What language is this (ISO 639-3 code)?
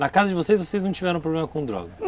por